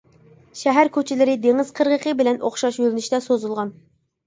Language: Uyghur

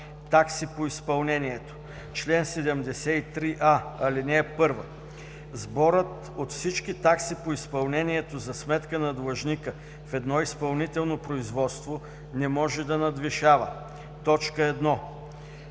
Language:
Bulgarian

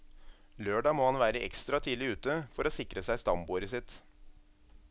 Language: Norwegian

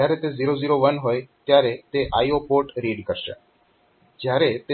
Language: Gujarati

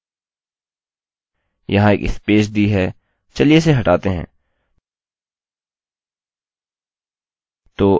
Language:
Hindi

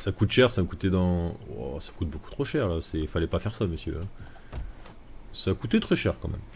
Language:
French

